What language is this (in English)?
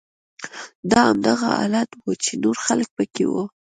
Pashto